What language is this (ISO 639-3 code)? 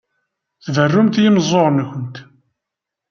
kab